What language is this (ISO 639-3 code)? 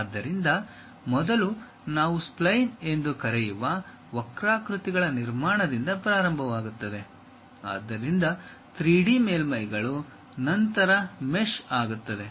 kan